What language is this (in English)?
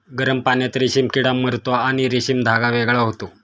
Marathi